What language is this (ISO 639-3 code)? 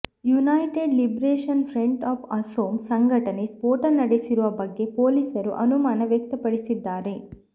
kan